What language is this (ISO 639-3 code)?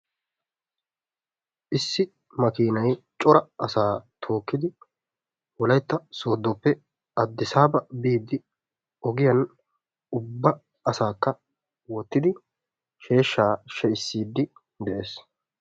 wal